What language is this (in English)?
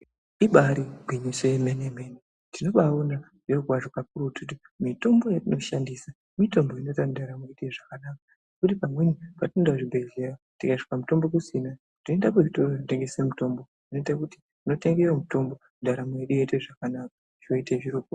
Ndau